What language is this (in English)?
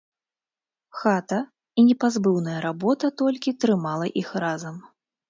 Belarusian